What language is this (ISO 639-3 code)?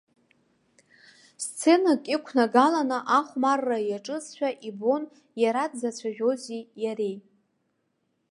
abk